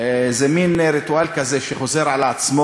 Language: Hebrew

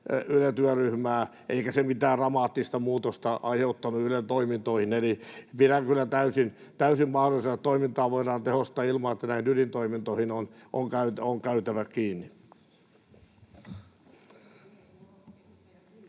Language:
Finnish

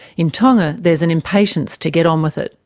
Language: English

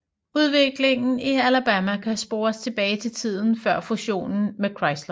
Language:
Danish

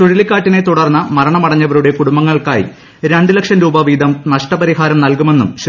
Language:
Malayalam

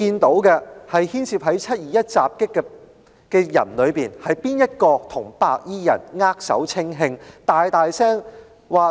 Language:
Cantonese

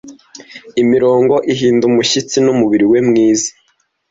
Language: Kinyarwanda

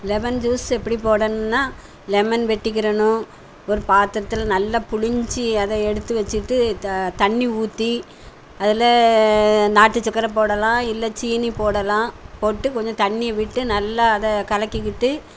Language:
Tamil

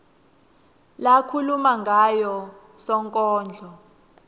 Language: Swati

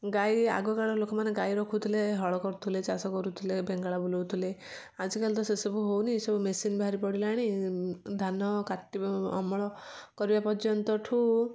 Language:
Odia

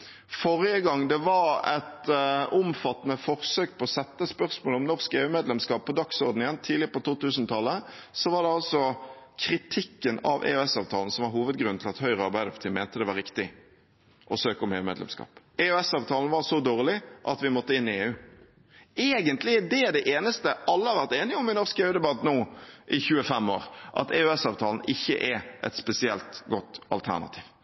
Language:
Norwegian Bokmål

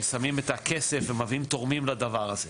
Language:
Hebrew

